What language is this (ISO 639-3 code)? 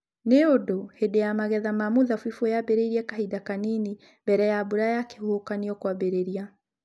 kik